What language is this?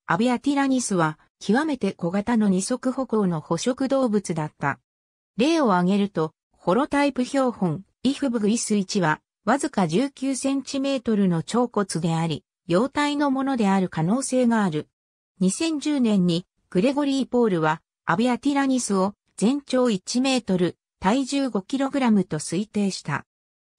Japanese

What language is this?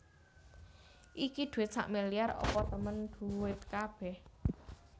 Javanese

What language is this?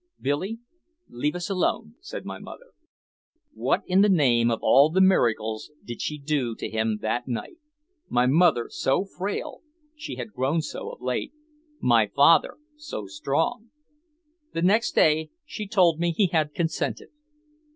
English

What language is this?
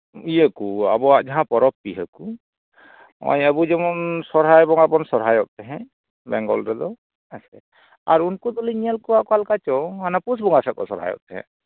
Santali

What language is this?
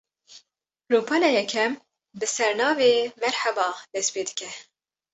Kurdish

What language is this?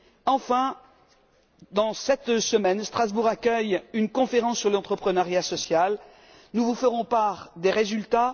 French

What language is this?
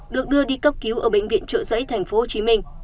Vietnamese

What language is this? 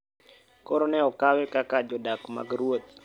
Luo (Kenya and Tanzania)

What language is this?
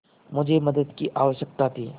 Hindi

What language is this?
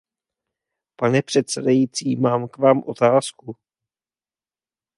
Czech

